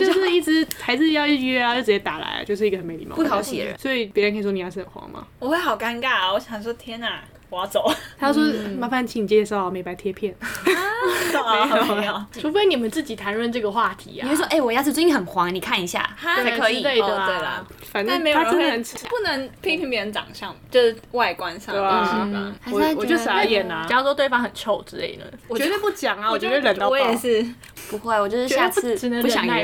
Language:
Chinese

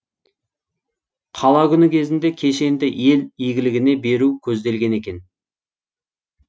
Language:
Kazakh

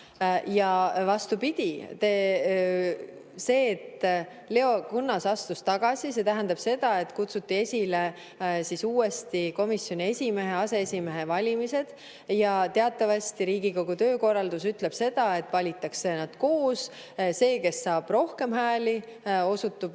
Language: Estonian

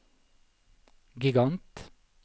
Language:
Norwegian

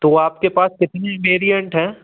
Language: Hindi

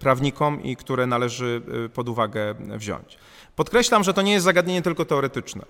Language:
Polish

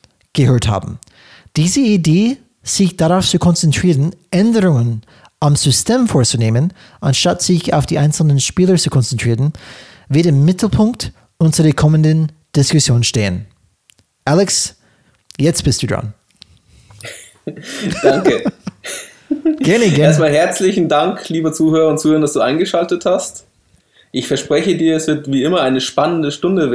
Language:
German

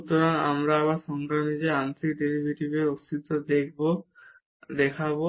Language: Bangla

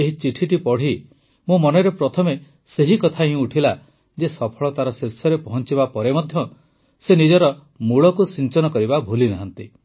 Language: Odia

